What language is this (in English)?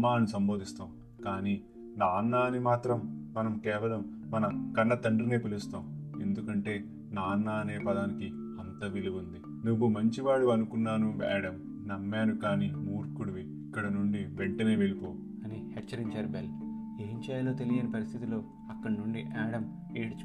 Telugu